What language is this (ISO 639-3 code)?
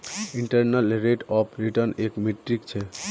mag